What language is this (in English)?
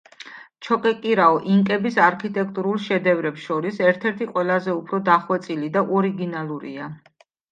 Georgian